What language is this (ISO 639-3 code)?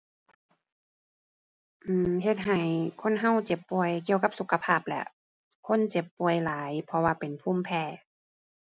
tha